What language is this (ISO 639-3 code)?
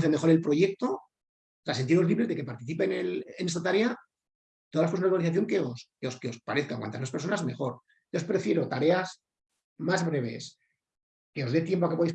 spa